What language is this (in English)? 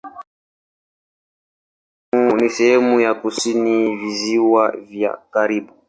Swahili